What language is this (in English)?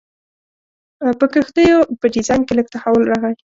Pashto